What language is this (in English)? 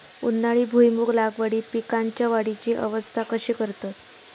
Marathi